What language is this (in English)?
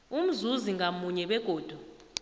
South Ndebele